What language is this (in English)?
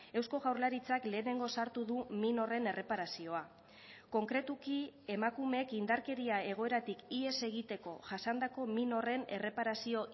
Basque